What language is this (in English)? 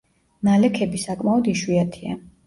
Georgian